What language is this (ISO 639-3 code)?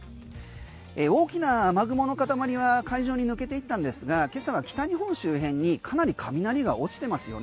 jpn